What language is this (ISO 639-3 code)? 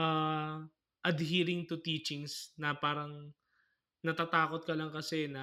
fil